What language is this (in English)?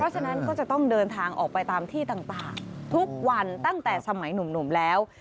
Thai